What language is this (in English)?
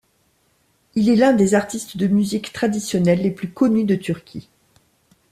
French